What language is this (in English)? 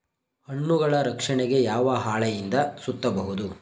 Kannada